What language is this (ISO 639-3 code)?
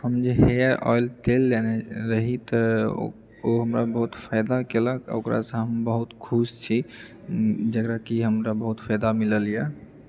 mai